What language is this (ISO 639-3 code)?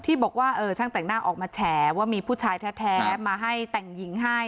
tha